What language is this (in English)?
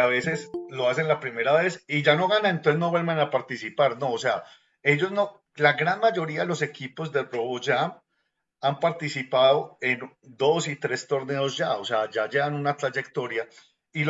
Spanish